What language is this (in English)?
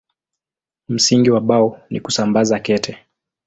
Swahili